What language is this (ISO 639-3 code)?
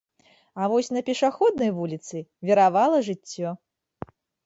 bel